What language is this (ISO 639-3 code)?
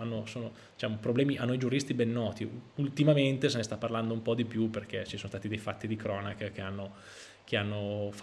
ita